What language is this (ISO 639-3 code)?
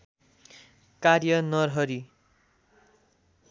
nep